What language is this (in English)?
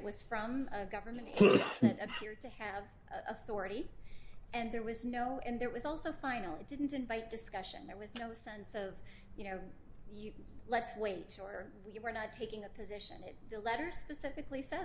English